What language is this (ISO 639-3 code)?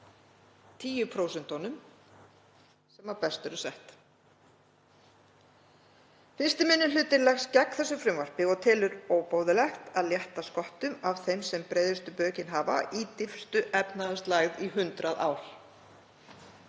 isl